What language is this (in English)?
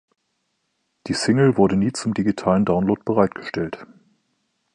German